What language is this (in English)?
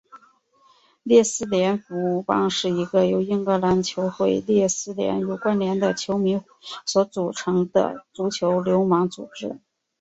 Chinese